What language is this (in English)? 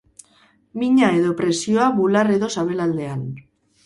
Basque